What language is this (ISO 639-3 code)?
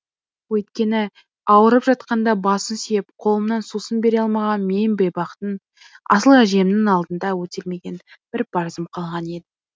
kaz